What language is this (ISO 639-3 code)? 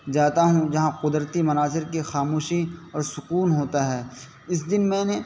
urd